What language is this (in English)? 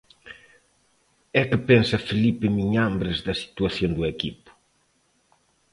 Galician